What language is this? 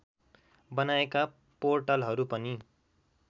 Nepali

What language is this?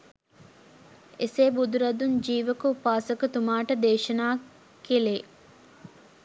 Sinhala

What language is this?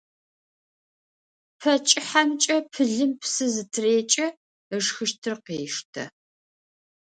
Adyghe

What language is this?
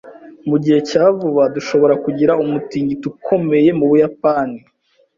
Kinyarwanda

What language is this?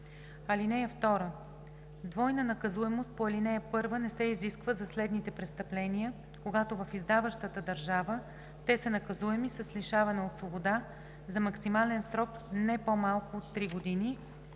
Bulgarian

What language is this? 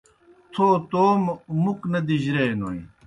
Kohistani Shina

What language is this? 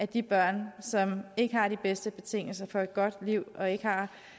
Danish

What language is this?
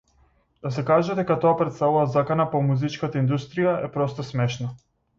Macedonian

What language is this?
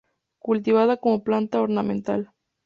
Spanish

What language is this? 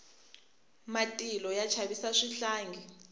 Tsonga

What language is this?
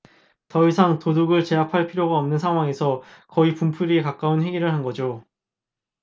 Korean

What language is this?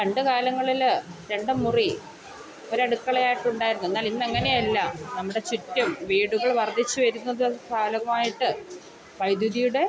Malayalam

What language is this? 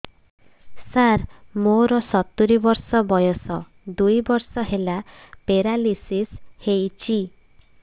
Odia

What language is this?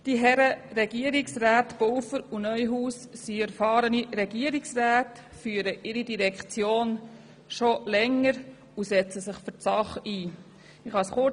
Swiss German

